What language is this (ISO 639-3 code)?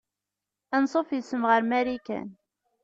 kab